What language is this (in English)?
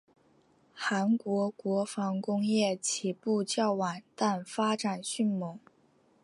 Chinese